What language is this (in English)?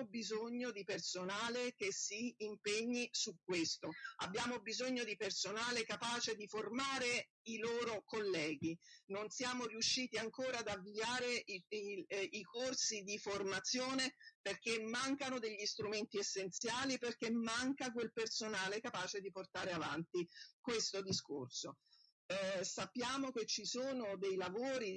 Italian